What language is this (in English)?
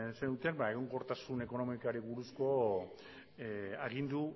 Basque